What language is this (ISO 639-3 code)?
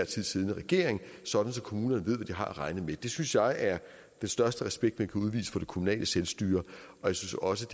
dan